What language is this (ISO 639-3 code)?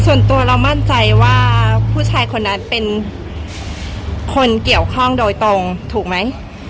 tha